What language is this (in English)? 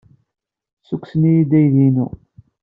Kabyle